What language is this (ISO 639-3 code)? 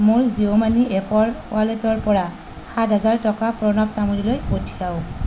asm